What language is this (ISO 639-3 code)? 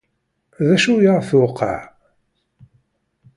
kab